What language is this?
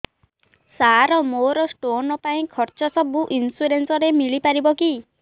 Odia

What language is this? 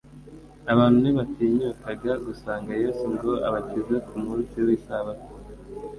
Kinyarwanda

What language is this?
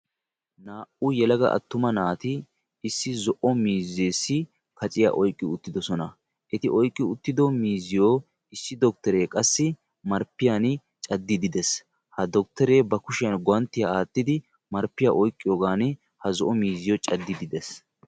Wolaytta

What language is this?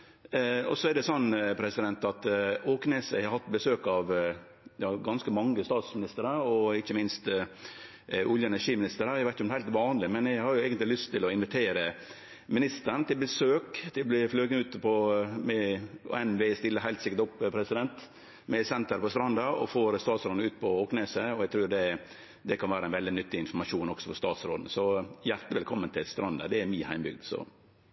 Norwegian Nynorsk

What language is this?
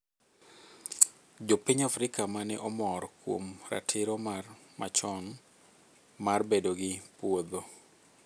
Luo (Kenya and Tanzania)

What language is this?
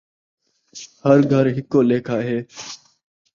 Saraiki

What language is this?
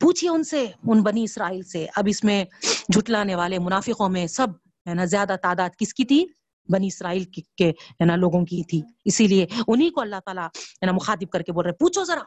Urdu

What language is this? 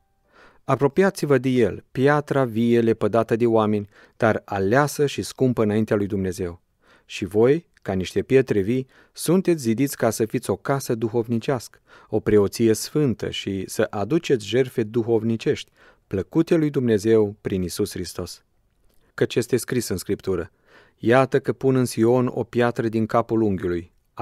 Romanian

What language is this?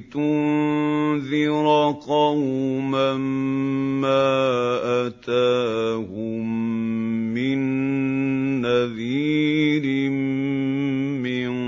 Arabic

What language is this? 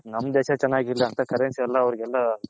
Kannada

